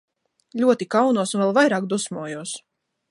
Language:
Latvian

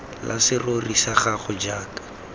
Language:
Tswana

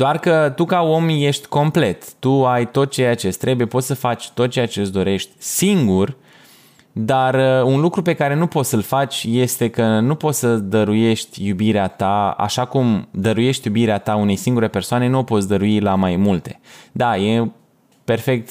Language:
Romanian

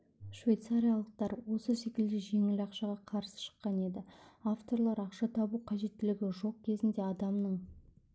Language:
Kazakh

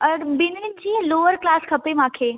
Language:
Sindhi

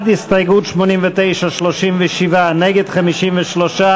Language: Hebrew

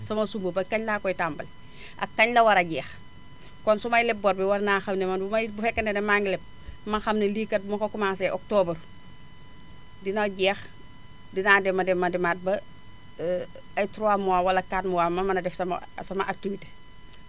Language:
Wolof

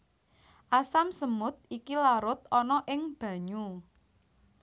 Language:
Javanese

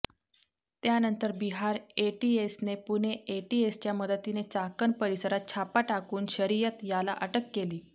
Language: Marathi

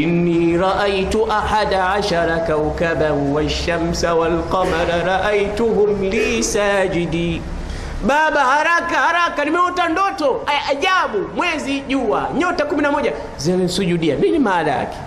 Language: Swahili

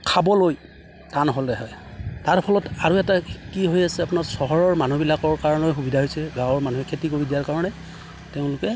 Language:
Assamese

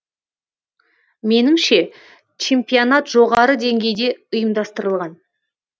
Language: Kazakh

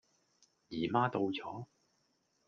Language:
Cantonese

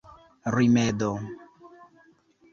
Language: Esperanto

